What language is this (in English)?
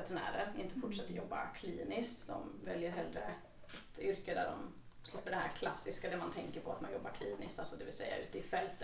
Swedish